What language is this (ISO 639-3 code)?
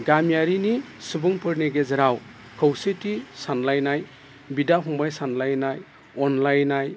brx